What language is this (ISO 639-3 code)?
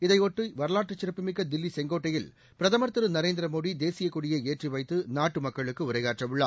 tam